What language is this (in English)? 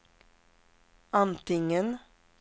Swedish